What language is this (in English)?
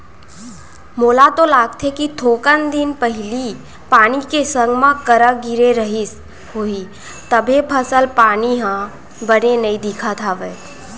Chhattisgarhi